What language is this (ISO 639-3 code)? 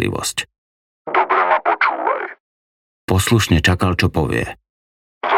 slk